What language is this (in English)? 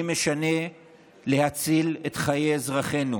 Hebrew